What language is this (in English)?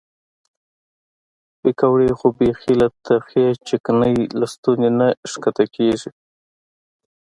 Pashto